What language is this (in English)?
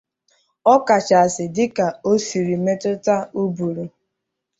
Igbo